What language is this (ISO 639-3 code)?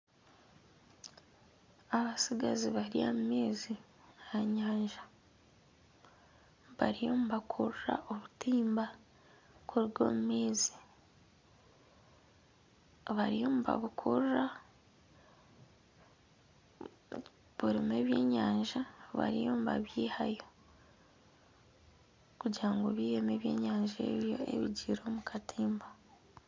nyn